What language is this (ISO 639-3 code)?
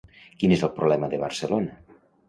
cat